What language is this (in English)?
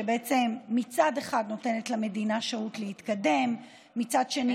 Hebrew